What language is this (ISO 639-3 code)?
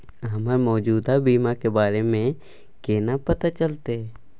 mai